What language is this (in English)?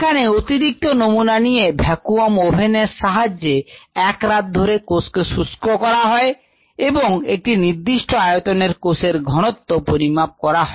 Bangla